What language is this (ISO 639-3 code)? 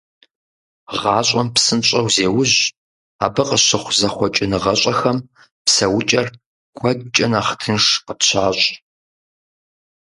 kbd